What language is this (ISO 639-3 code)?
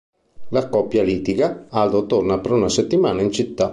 ita